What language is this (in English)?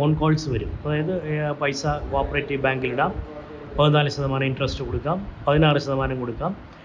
Malayalam